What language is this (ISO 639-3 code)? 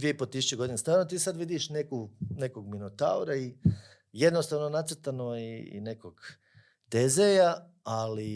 hrv